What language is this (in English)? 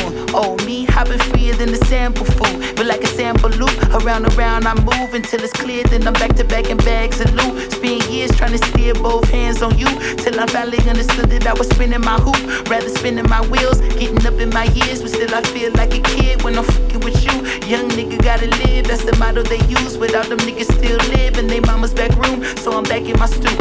Italian